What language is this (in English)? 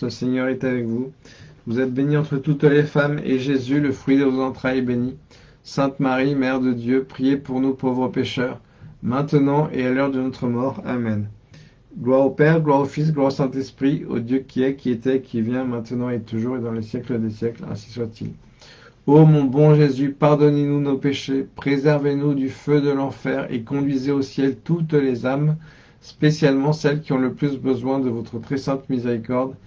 French